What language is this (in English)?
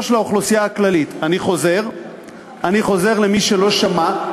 Hebrew